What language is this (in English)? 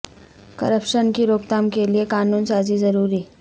Urdu